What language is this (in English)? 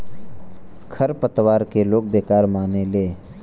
Bhojpuri